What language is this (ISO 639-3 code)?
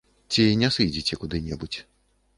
bel